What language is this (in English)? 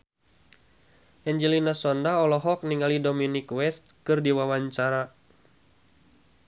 Sundanese